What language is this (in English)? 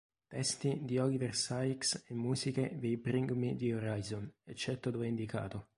Italian